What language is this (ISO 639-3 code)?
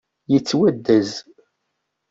kab